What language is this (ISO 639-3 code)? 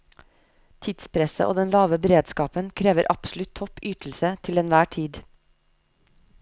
nor